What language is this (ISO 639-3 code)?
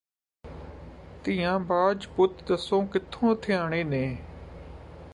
pan